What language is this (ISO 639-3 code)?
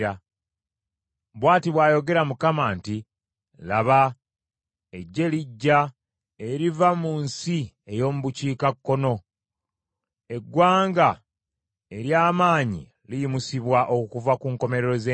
lug